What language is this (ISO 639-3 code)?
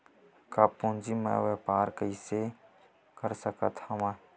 hne